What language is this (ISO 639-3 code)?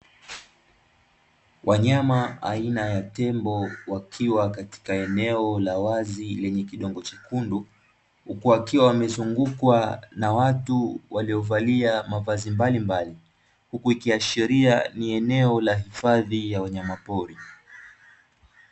swa